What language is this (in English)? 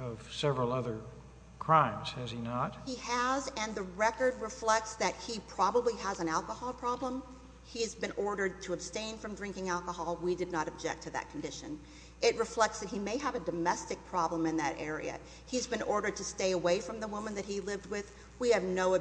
English